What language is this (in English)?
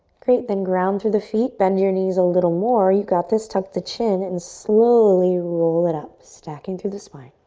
English